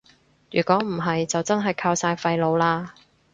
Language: Cantonese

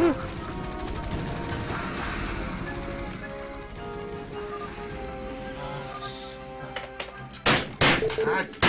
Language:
Korean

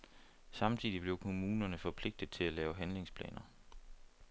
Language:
Danish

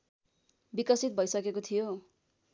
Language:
Nepali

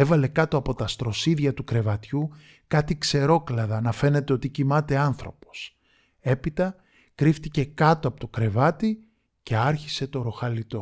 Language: Greek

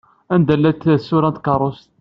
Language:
Kabyle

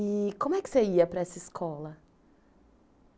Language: Portuguese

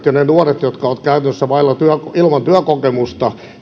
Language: Finnish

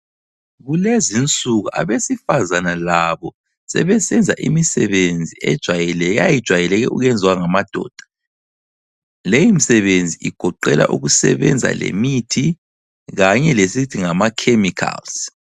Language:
North Ndebele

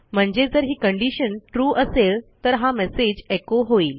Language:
Marathi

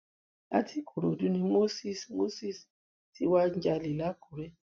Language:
Yoruba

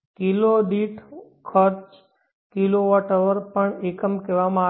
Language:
Gujarati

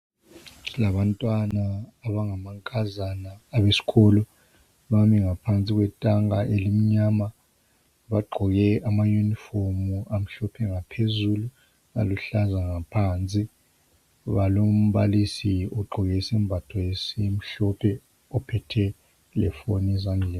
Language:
North Ndebele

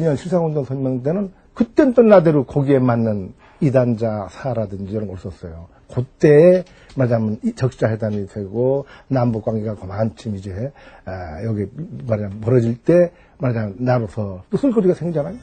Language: Korean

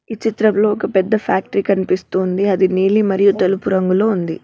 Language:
Telugu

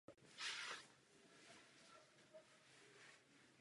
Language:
Czech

